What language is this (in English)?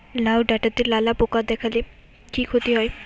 Bangla